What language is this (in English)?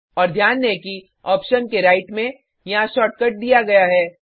Hindi